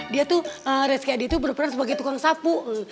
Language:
Indonesian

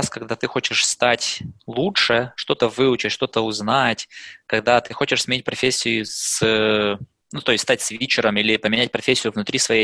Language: Russian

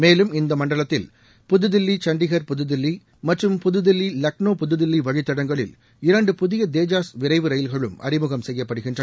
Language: Tamil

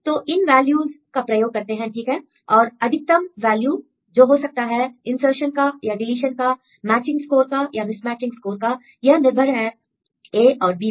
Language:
Hindi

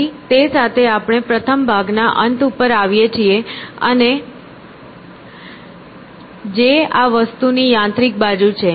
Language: Gujarati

